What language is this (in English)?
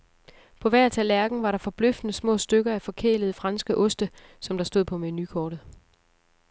Danish